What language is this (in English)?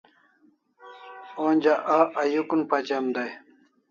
Kalasha